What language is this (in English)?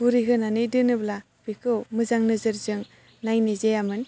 Bodo